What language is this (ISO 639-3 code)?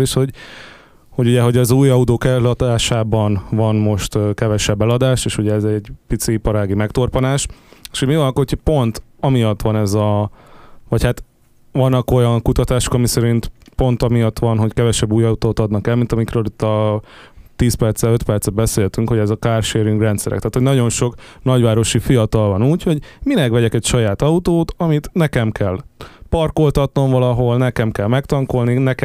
hun